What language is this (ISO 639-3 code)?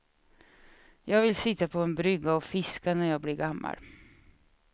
swe